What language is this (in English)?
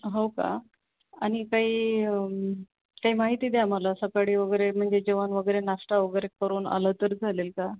Marathi